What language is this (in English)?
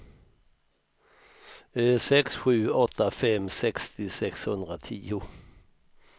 Swedish